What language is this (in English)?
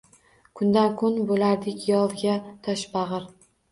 Uzbek